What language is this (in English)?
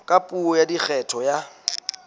Southern Sotho